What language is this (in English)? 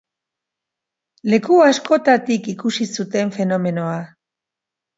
Basque